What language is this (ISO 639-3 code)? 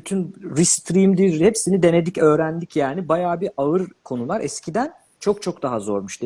tur